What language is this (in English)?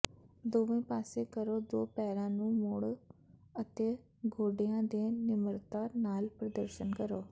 Punjabi